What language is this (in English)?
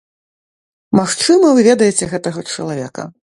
Belarusian